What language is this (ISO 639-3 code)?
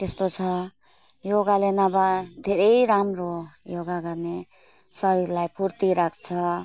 nep